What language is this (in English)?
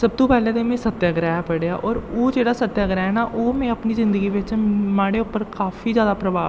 Dogri